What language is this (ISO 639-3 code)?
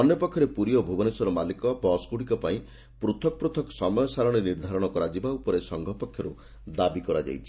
ori